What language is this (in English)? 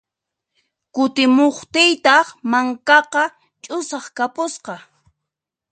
Puno Quechua